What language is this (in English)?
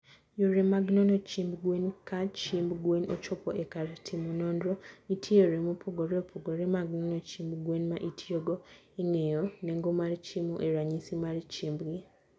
Luo (Kenya and Tanzania)